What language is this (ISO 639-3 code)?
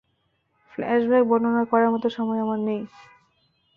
ben